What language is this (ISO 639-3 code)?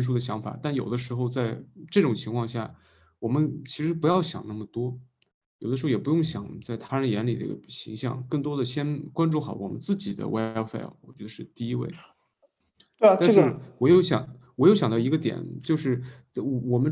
zho